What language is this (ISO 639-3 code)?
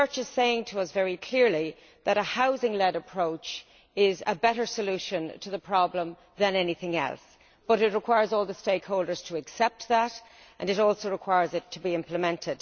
eng